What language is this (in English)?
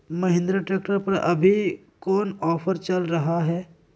Magahi